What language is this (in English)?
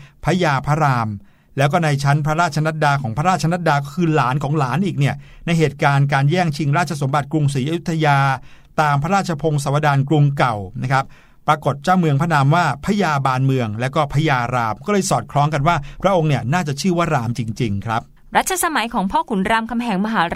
Thai